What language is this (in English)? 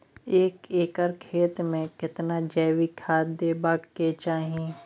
Maithili